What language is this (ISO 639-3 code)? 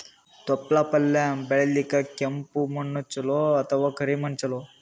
kan